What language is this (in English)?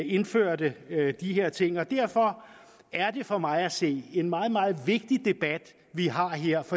Danish